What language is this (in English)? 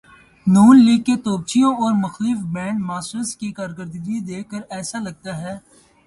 Urdu